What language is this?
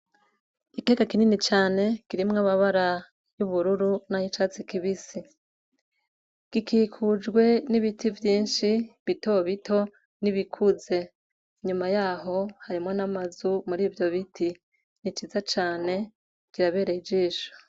Rundi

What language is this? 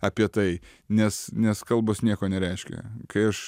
Lithuanian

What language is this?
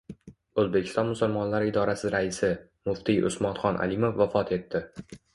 Uzbek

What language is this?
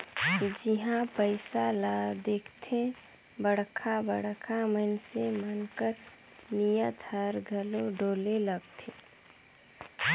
Chhattisgarhi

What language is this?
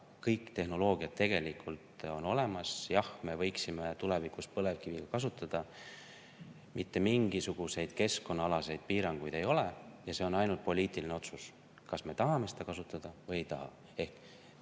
Estonian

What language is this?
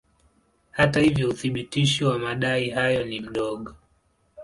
Swahili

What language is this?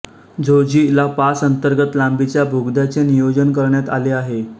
Marathi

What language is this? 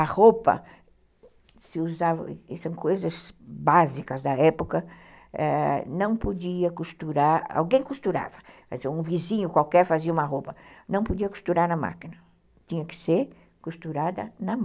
Portuguese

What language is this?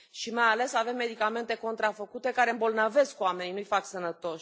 Romanian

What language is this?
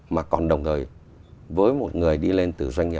Vietnamese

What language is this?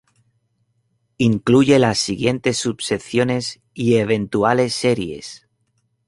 Spanish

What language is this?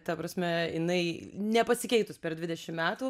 Lithuanian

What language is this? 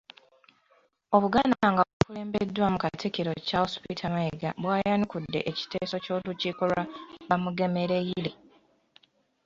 Ganda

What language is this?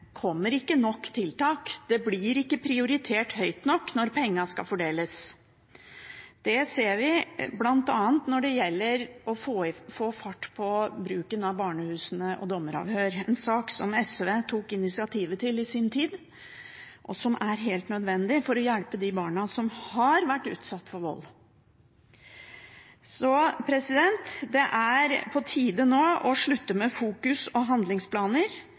Norwegian Bokmål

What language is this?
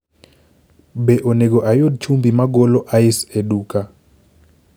Luo (Kenya and Tanzania)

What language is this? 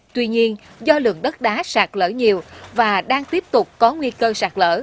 Vietnamese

